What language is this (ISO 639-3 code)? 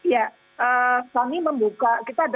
ind